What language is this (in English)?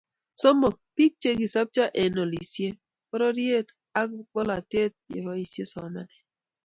Kalenjin